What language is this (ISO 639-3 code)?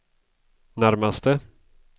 swe